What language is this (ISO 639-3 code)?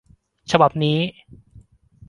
tha